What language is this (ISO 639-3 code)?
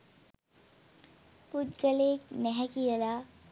sin